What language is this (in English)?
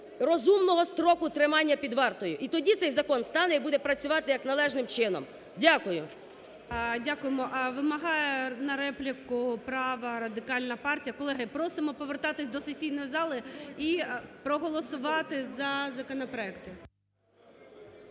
Ukrainian